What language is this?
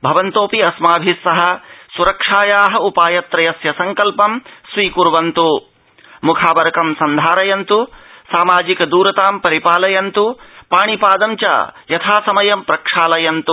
Sanskrit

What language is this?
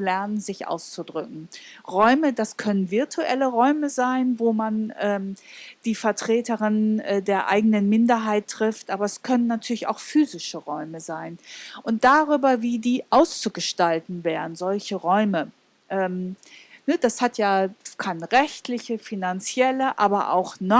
German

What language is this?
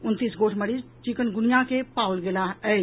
Maithili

